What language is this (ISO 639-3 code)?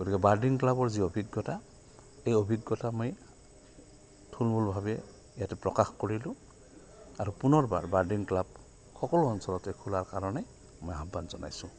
asm